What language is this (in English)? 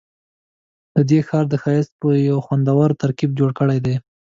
Pashto